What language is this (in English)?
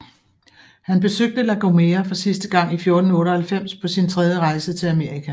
Danish